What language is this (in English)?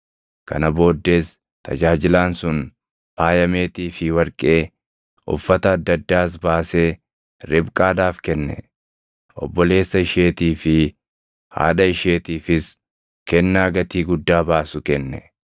Oromo